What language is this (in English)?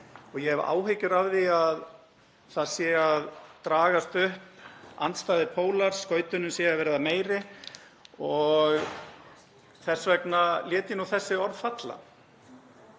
Icelandic